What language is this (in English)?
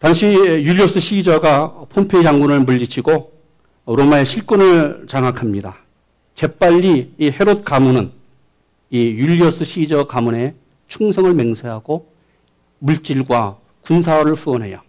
Korean